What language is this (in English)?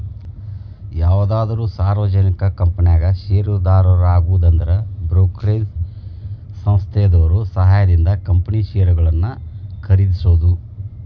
Kannada